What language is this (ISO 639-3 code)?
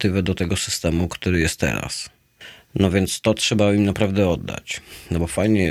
pol